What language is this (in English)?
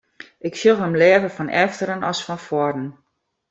Western Frisian